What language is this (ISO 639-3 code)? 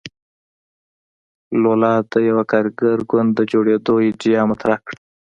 pus